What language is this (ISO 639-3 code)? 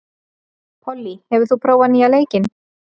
isl